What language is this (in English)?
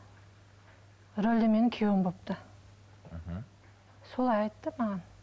Kazakh